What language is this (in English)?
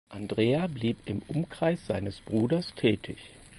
German